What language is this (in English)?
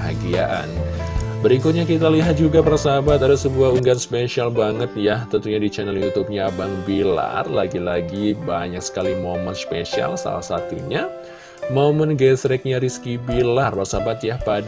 Indonesian